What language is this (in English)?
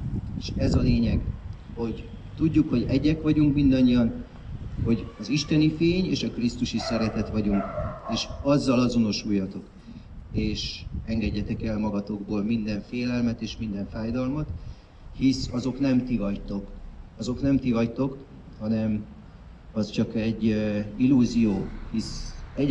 Hungarian